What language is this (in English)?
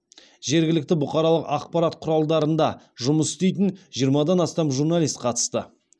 Kazakh